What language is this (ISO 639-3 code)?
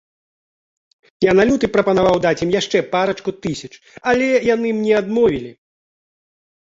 bel